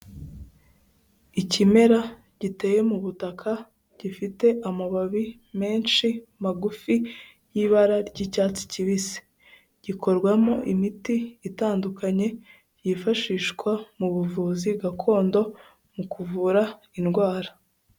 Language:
Kinyarwanda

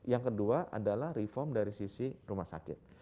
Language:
Indonesian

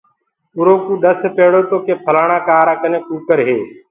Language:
Gurgula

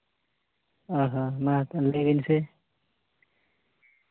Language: Santali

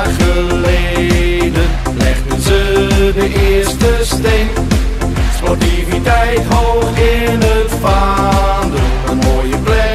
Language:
Dutch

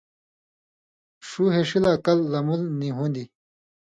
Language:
Indus Kohistani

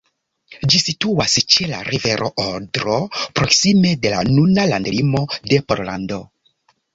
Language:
Esperanto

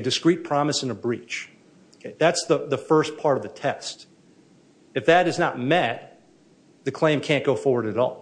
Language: English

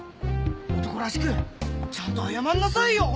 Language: Japanese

